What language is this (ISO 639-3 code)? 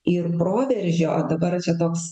lit